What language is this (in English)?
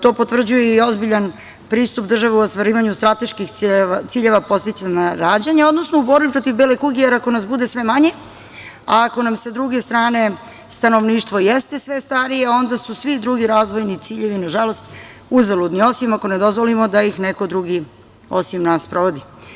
Serbian